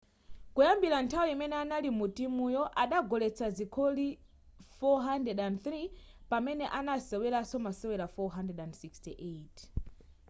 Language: Nyanja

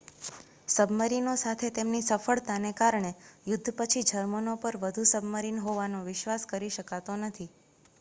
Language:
Gujarati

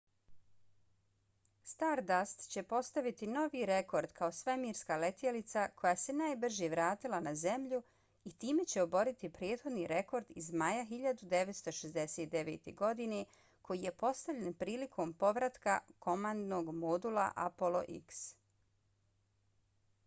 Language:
Bosnian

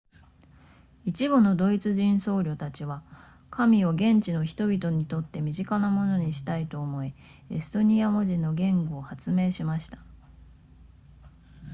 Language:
Japanese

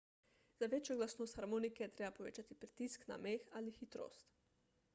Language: Slovenian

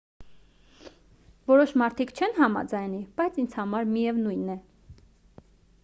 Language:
Armenian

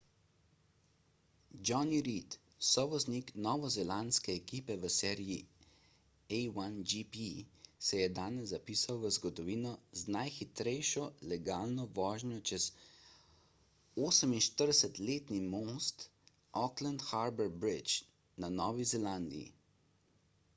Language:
Slovenian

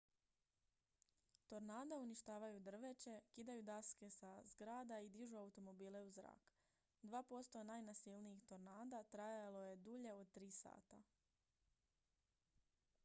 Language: Croatian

